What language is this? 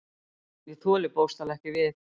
Icelandic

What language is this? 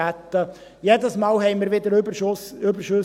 Swiss German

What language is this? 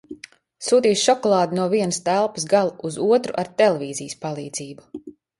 Latvian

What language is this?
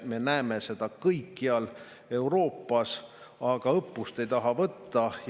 Estonian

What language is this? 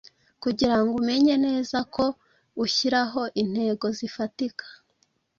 Kinyarwanda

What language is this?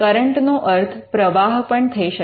Gujarati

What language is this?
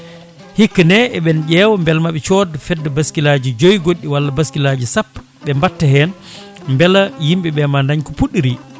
Fula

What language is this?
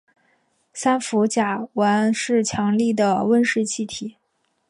Chinese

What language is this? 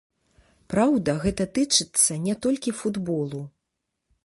Belarusian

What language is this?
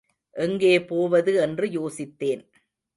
Tamil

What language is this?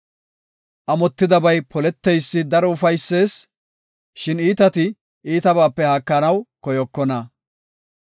Gofa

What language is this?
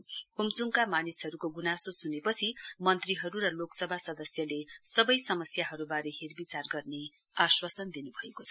Nepali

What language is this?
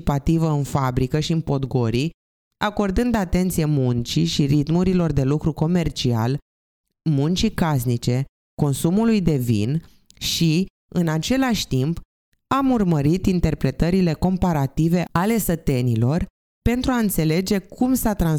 Romanian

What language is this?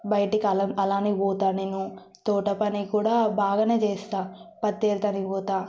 Telugu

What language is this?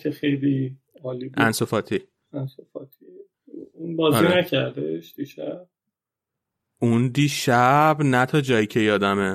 Persian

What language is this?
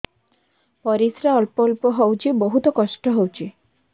Odia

